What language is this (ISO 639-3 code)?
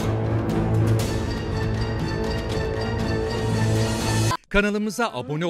tur